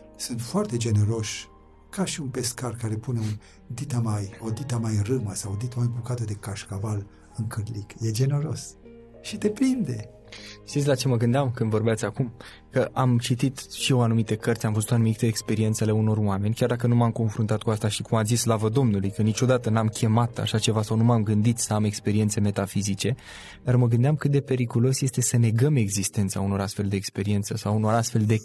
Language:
Romanian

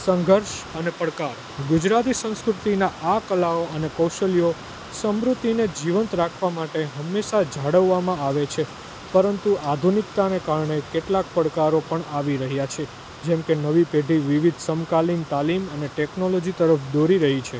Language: Gujarati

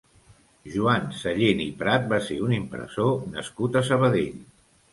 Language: Catalan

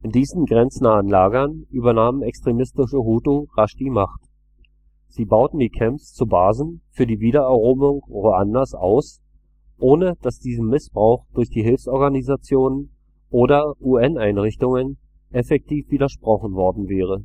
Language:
German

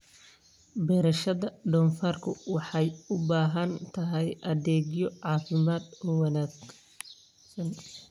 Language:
Somali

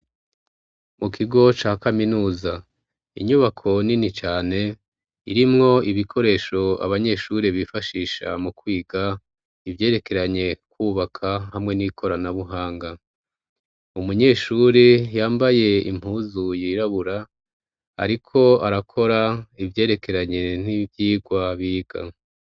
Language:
Rundi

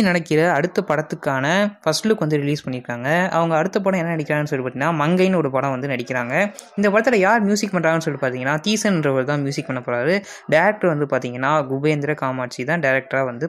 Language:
Arabic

